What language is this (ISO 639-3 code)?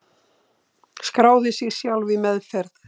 isl